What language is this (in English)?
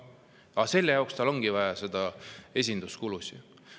Estonian